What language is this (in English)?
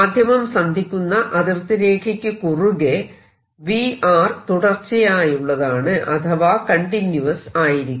Malayalam